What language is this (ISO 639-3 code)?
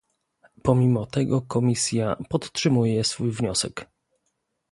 pol